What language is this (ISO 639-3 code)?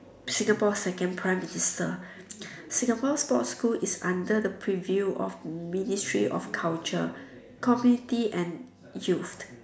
eng